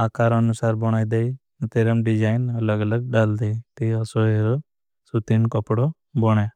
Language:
Bhili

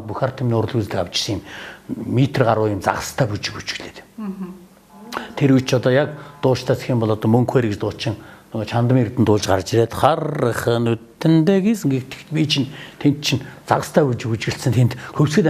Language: Korean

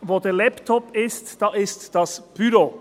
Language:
Swiss German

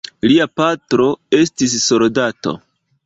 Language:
Esperanto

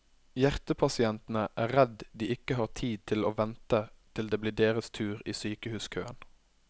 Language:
Norwegian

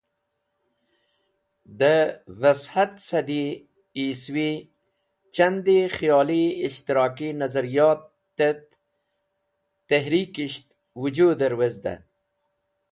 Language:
Wakhi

